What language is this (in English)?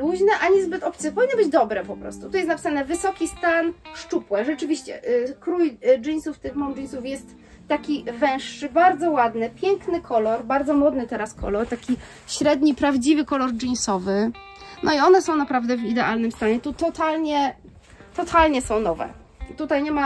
Polish